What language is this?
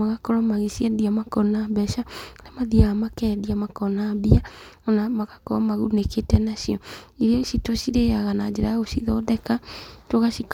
Kikuyu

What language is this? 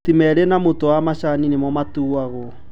Kikuyu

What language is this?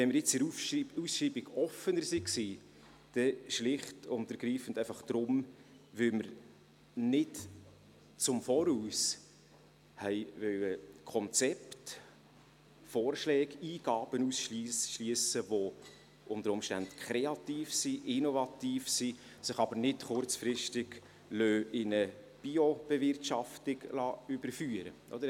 Swiss German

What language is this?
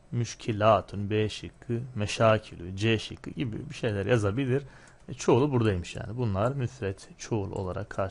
Turkish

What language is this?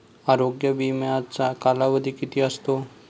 Marathi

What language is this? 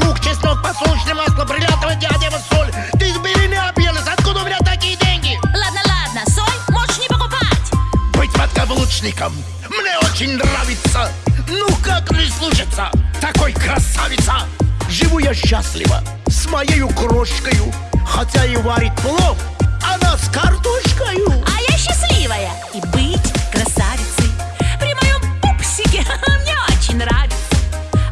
Russian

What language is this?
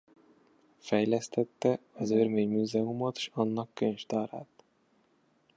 Hungarian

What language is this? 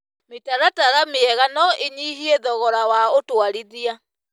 Kikuyu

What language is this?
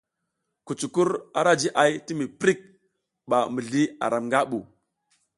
South Giziga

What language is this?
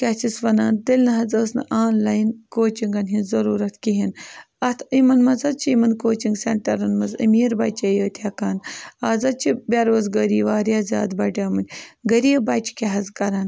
Kashmiri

